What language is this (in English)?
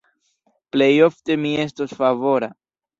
Esperanto